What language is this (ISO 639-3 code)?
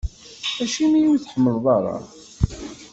kab